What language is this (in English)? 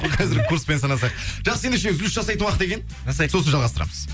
Kazakh